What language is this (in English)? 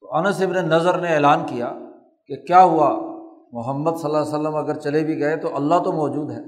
Urdu